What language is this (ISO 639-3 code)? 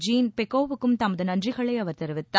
tam